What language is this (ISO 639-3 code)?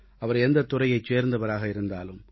tam